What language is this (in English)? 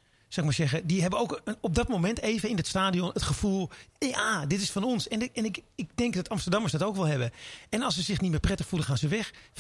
Dutch